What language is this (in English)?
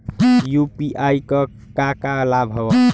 Bhojpuri